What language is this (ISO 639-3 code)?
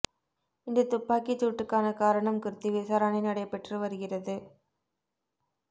tam